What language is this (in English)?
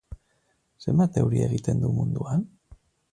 Basque